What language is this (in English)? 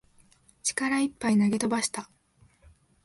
Japanese